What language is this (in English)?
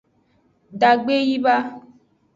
Aja (Benin)